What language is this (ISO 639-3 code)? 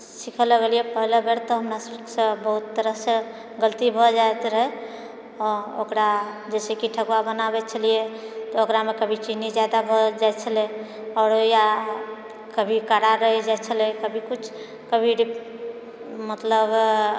mai